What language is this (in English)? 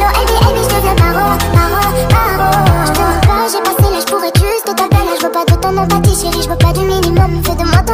Arabic